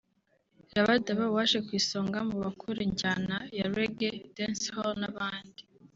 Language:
Kinyarwanda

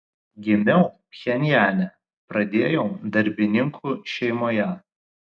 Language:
Lithuanian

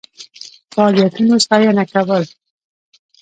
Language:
Pashto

